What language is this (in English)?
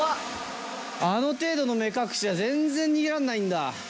Japanese